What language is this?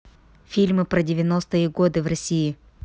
Russian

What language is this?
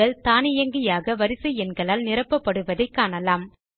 Tamil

